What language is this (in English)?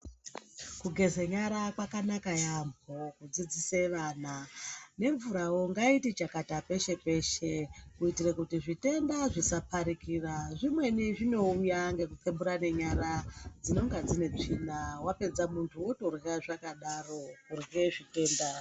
Ndau